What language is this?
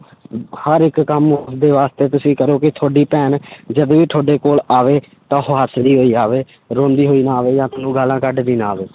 Punjabi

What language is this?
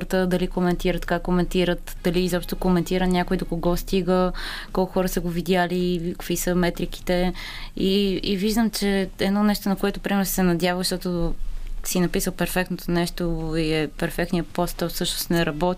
Bulgarian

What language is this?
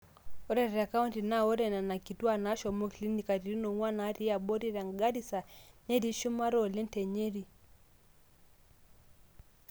Masai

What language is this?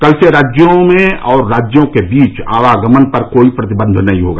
Hindi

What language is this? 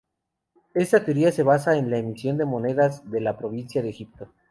Spanish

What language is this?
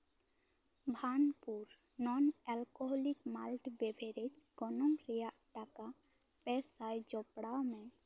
Santali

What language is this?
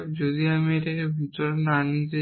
Bangla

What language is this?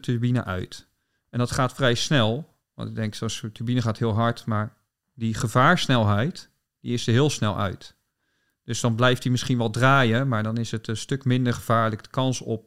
Dutch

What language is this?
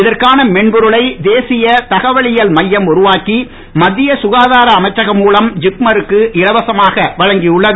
Tamil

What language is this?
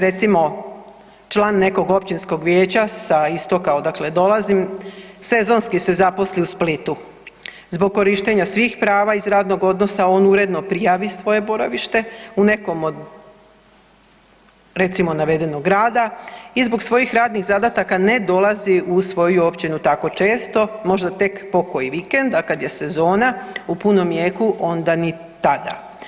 Croatian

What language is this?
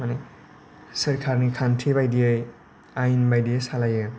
Bodo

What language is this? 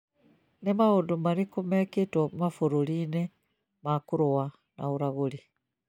Kikuyu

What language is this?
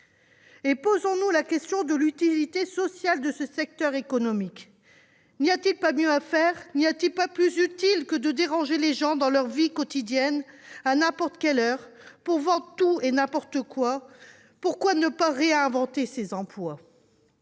French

